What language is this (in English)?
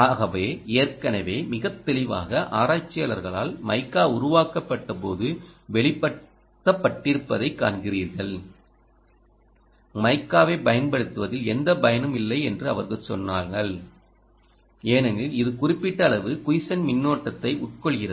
Tamil